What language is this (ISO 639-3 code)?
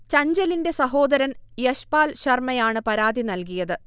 mal